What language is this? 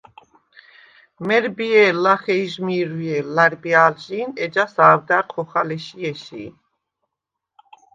Svan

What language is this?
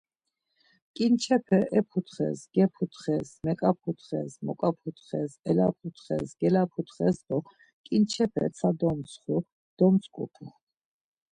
Laz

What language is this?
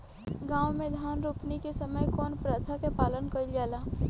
Bhojpuri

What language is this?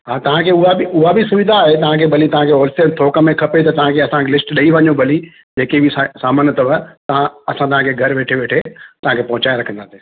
Sindhi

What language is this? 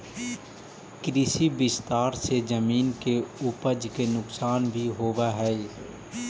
Magahi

